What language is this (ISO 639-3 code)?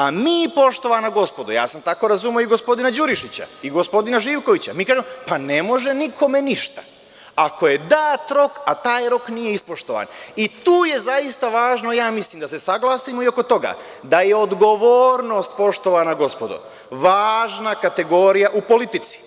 srp